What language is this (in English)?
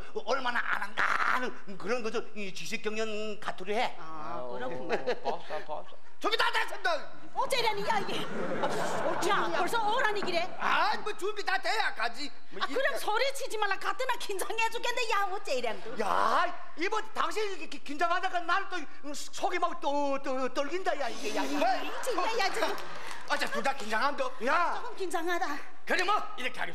Korean